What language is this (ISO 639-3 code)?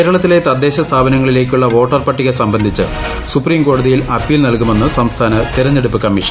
mal